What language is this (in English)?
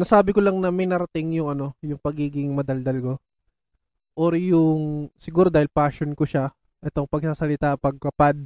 Filipino